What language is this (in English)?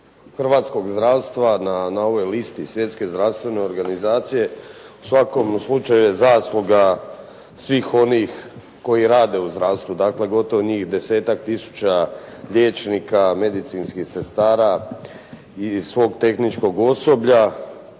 Croatian